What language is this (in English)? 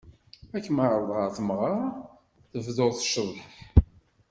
Kabyle